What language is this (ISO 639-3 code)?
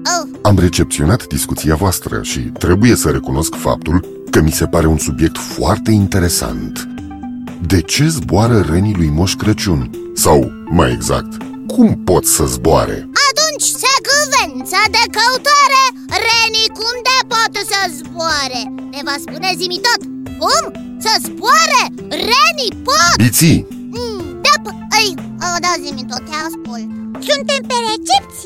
ron